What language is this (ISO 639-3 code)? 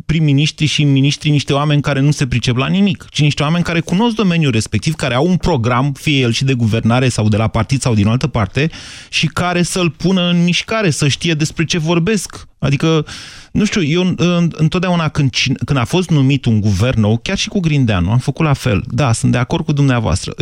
ron